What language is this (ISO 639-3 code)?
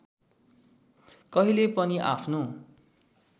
nep